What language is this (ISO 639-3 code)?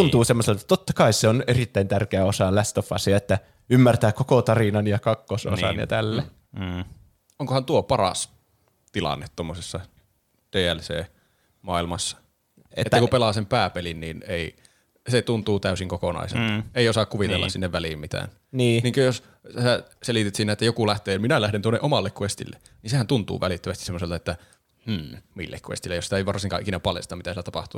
fin